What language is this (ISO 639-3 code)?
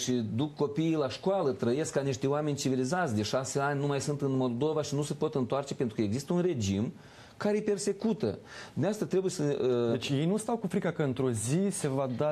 ron